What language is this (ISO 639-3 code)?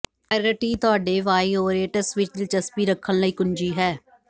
pan